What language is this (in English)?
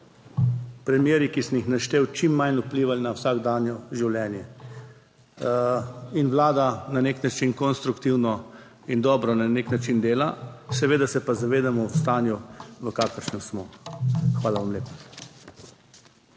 Slovenian